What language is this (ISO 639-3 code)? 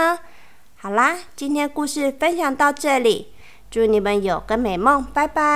zho